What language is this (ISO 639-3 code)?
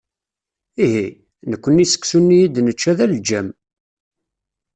kab